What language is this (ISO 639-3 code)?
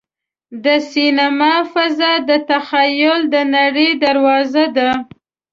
pus